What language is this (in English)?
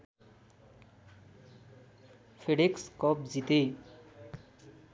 Nepali